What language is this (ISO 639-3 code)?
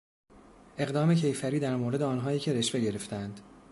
fas